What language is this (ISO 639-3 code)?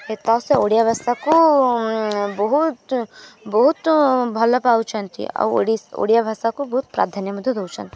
ori